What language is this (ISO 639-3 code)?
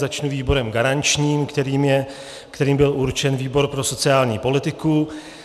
ces